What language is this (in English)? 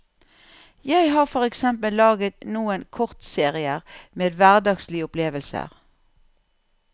Norwegian